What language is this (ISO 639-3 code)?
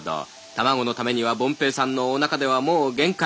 jpn